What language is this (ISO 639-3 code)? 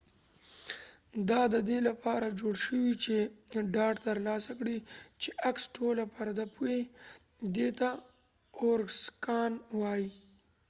pus